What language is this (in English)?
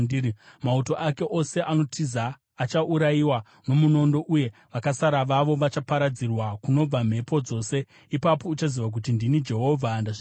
Shona